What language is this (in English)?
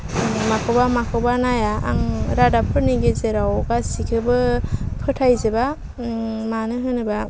Bodo